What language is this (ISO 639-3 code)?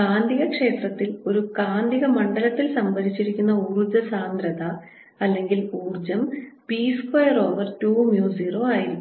mal